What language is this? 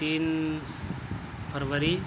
Urdu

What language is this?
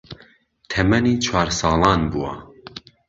Central Kurdish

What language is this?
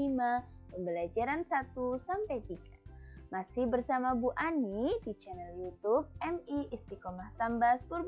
Indonesian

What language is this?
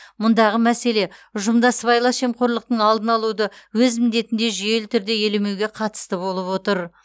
Kazakh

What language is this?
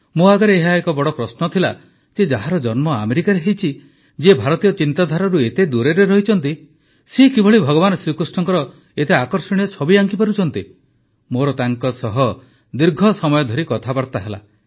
Odia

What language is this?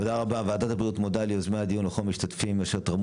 Hebrew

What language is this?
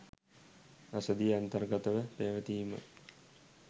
Sinhala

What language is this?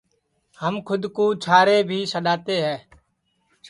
Sansi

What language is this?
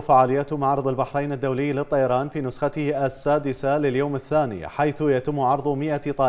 Arabic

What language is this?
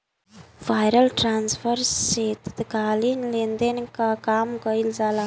Bhojpuri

